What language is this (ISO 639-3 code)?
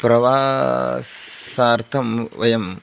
san